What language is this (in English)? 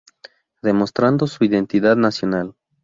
Spanish